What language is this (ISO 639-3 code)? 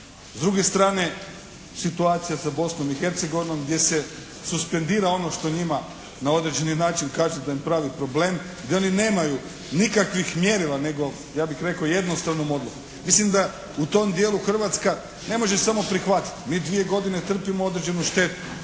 hrv